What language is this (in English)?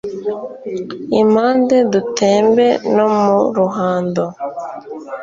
Kinyarwanda